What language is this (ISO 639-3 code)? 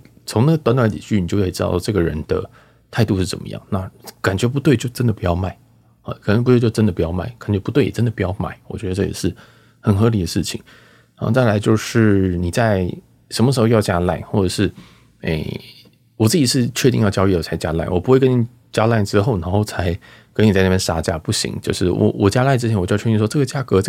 zho